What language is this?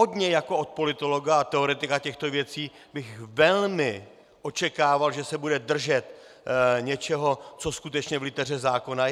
Czech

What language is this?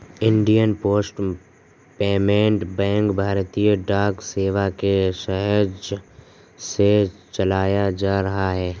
Hindi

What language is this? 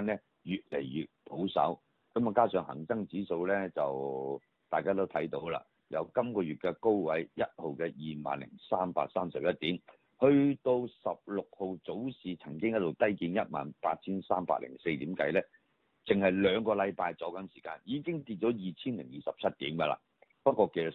Chinese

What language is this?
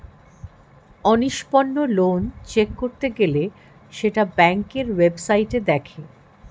Bangla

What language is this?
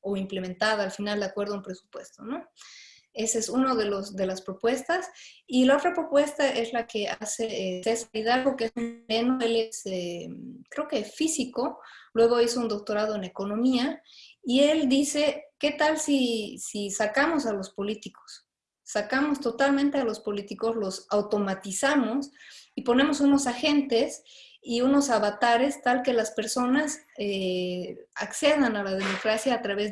Spanish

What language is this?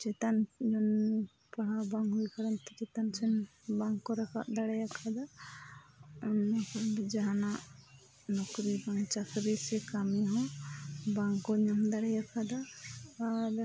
Santali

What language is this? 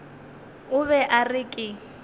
Northern Sotho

